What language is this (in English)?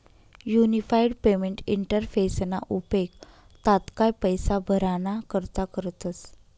Marathi